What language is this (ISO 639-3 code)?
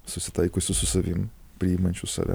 lit